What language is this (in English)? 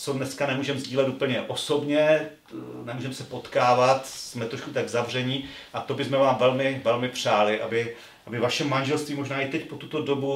Czech